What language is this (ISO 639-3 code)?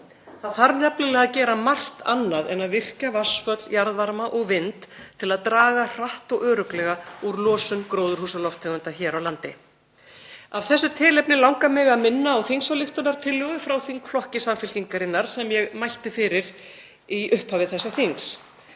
isl